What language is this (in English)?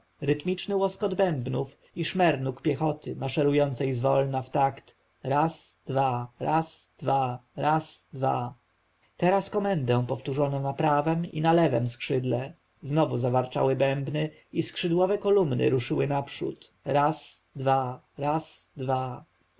Polish